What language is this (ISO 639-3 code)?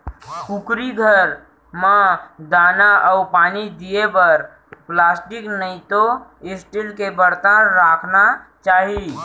hne